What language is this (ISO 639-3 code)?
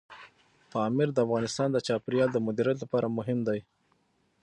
pus